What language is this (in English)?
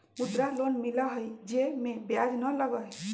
Magahi